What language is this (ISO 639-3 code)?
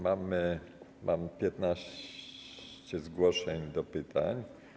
pol